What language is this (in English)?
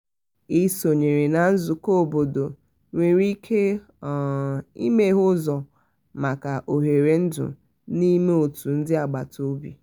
Igbo